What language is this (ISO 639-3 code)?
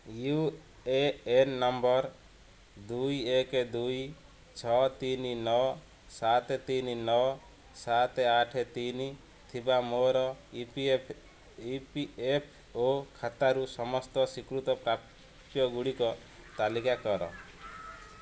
ori